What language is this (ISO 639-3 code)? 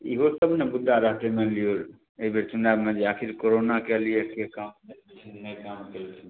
mai